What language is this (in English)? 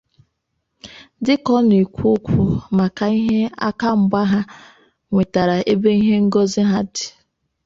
Igbo